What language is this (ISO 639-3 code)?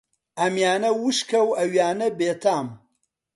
ckb